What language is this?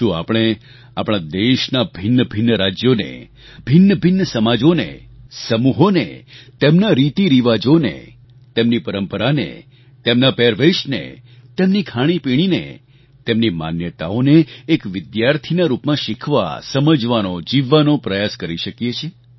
Gujarati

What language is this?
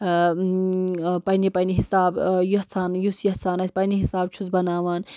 Kashmiri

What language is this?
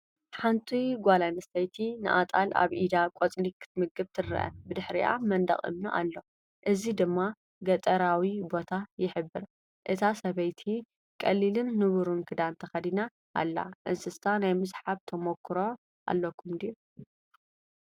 Tigrinya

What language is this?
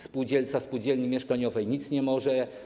Polish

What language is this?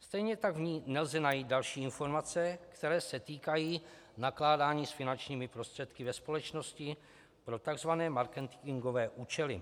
Czech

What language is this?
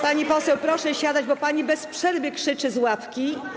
Polish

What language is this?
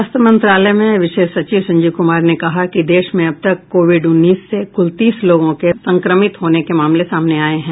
Hindi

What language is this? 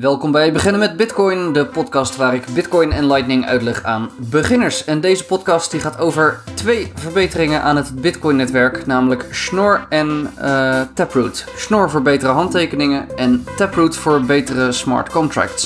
Dutch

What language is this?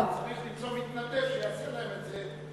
Hebrew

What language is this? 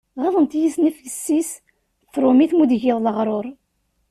Kabyle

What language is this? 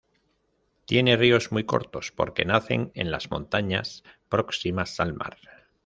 Spanish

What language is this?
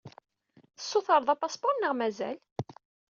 Kabyle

